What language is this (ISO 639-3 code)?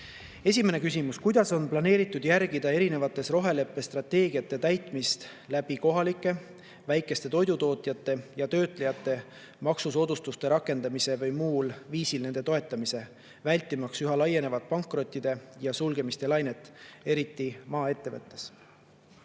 est